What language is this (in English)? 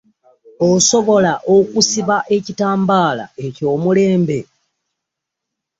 Ganda